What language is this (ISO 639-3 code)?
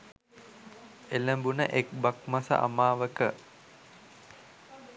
sin